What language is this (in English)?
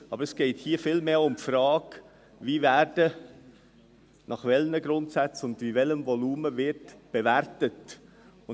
Swiss German